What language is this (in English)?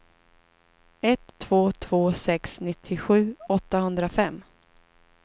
Swedish